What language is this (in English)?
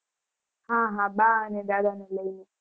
Gujarati